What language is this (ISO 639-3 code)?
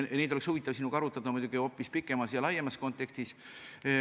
est